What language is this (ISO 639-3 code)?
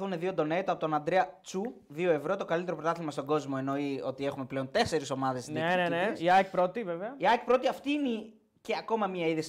ell